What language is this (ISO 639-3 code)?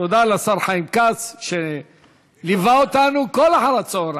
heb